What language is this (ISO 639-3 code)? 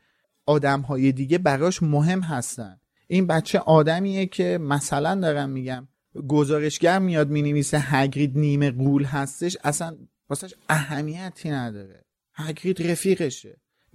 fas